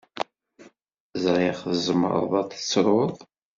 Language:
Kabyle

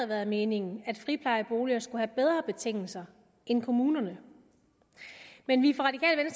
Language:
Danish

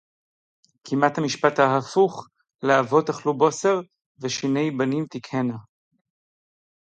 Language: Hebrew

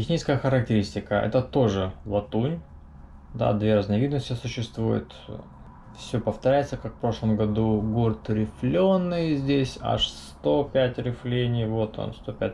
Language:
Russian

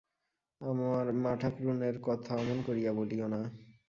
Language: Bangla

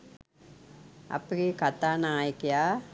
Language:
Sinhala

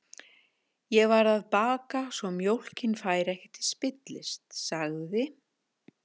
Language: Icelandic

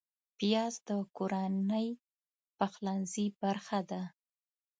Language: Pashto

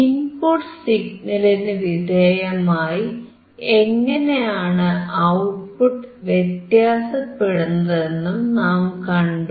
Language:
Malayalam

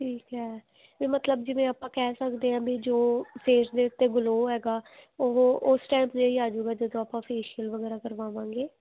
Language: Punjabi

